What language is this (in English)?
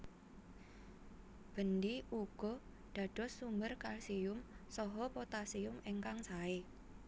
Javanese